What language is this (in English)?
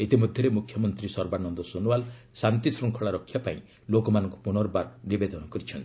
Odia